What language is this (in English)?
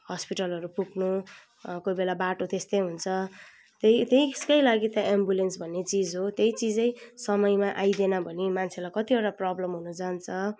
Nepali